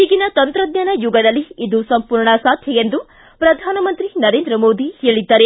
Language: Kannada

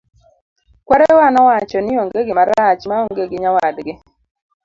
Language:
Luo (Kenya and Tanzania)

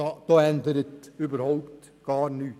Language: Swiss German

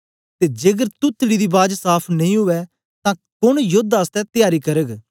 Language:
Dogri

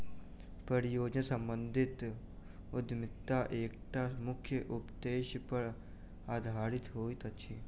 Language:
Maithili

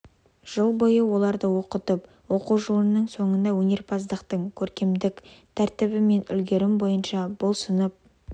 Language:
Kazakh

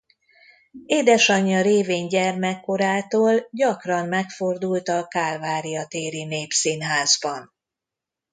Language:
Hungarian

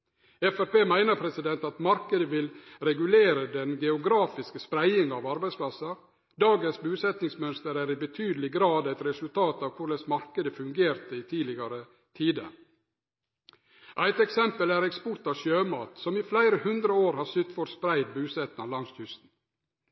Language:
Norwegian Nynorsk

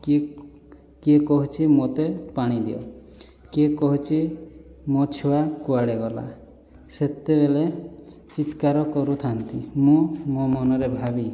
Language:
Odia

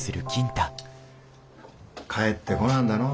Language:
Japanese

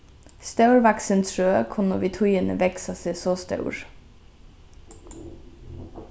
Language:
Faroese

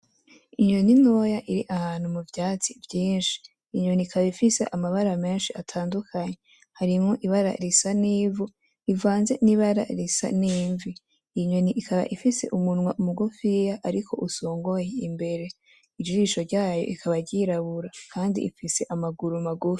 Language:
Rundi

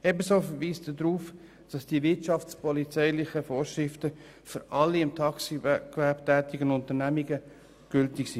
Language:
Swiss German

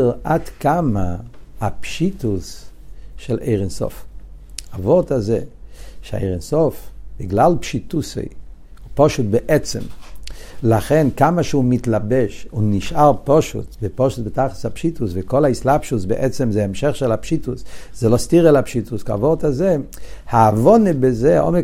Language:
Hebrew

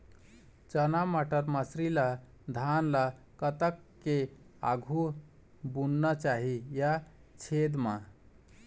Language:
Chhattisgarhi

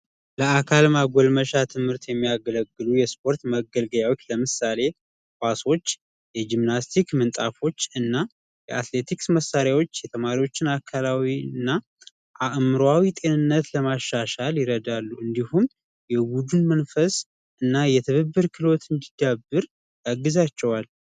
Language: Amharic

